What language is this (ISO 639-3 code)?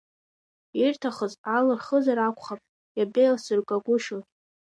abk